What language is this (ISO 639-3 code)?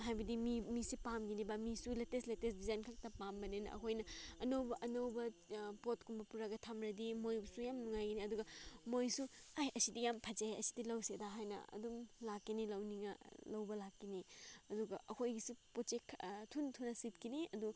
mni